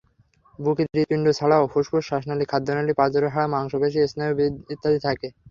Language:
Bangla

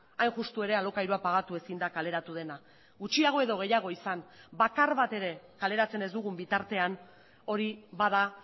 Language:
Basque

